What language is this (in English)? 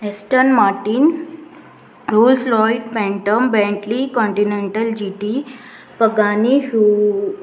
Konkani